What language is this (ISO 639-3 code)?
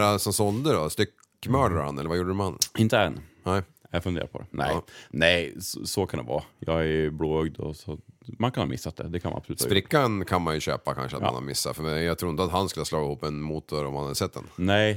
swe